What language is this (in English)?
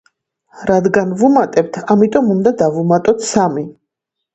Georgian